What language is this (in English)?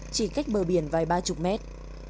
Vietnamese